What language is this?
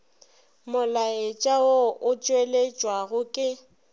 Northern Sotho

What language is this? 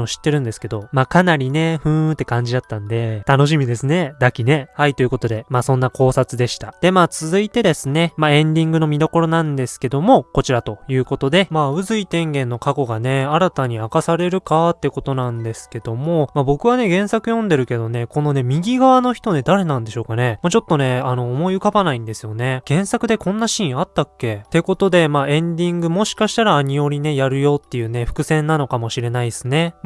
Japanese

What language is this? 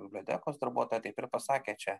Lithuanian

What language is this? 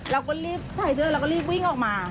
Thai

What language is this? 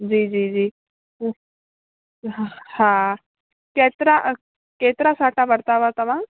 Sindhi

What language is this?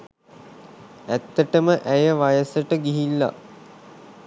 Sinhala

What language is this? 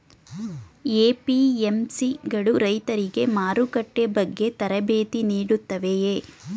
Kannada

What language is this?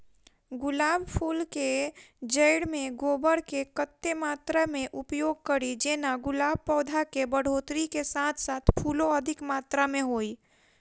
Maithili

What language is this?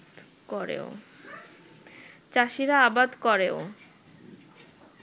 Bangla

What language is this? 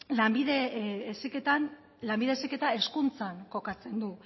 Basque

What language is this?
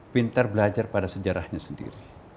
Indonesian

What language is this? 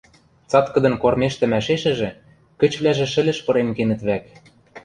Western Mari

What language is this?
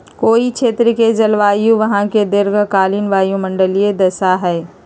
Magahi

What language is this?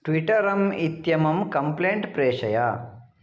Sanskrit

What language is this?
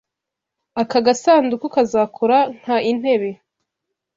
Kinyarwanda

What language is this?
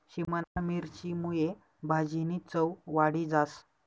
Marathi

